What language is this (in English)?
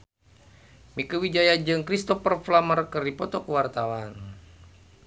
Sundanese